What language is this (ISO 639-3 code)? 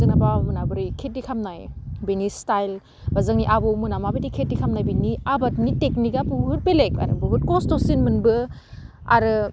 brx